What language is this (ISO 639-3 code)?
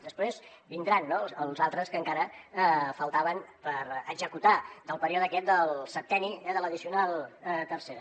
cat